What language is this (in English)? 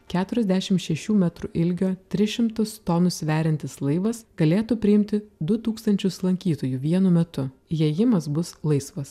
Lithuanian